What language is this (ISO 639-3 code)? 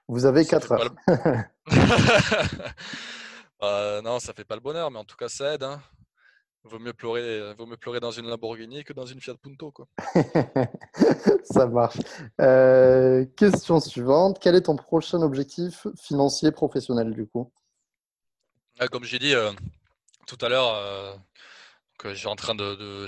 fra